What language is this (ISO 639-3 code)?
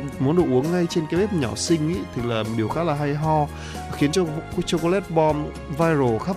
vie